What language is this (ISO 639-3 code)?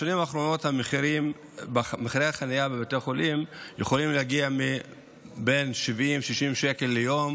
heb